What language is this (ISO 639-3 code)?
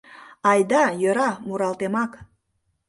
chm